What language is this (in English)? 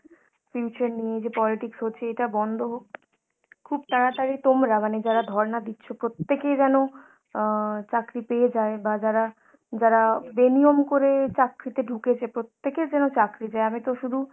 Bangla